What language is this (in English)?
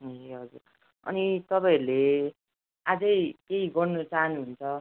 Nepali